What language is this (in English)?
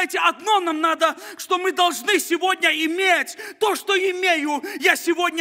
Russian